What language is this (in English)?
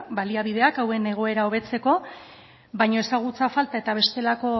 Basque